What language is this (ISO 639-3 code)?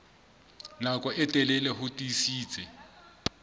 sot